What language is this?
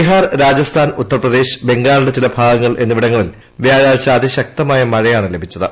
Malayalam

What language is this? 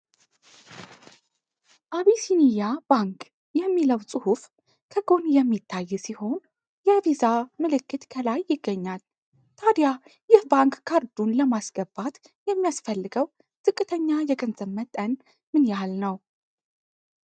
Amharic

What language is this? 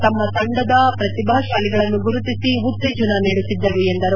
Kannada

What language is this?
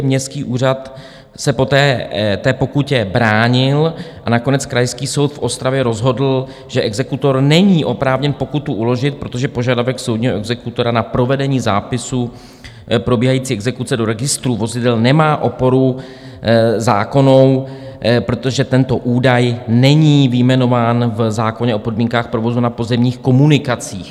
Czech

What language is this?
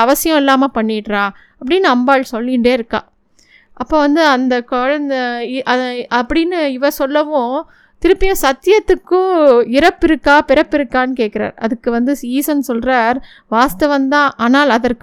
Tamil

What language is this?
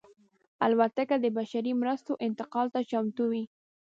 Pashto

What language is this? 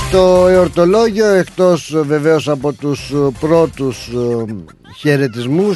Greek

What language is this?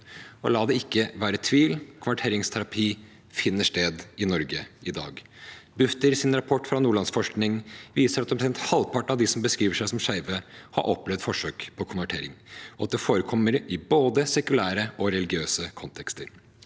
Norwegian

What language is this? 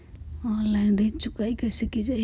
Magahi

